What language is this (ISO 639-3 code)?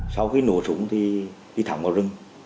vie